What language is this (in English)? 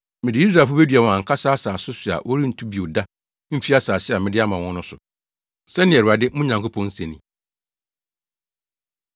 Akan